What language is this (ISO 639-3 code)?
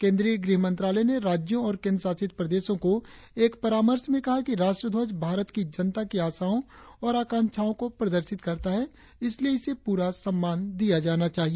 hin